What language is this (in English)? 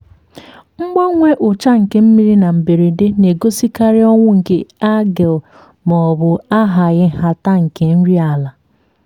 Igbo